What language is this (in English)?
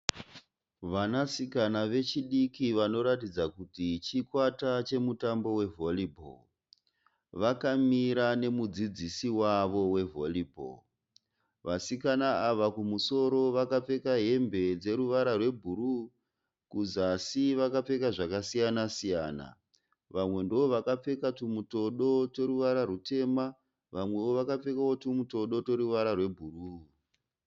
Shona